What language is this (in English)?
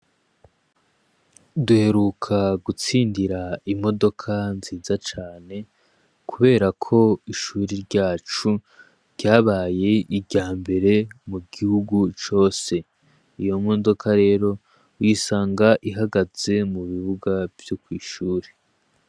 Rundi